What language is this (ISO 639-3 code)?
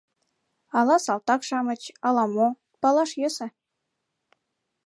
chm